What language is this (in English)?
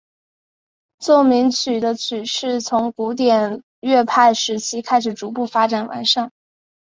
Chinese